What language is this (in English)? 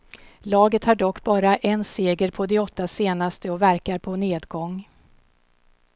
Swedish